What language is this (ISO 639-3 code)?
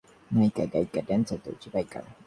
ben